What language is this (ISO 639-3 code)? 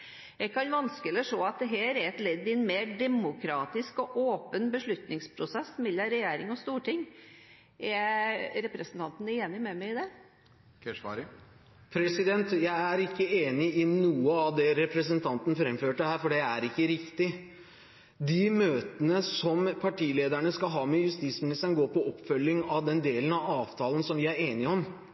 nob